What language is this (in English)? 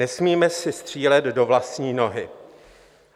Czech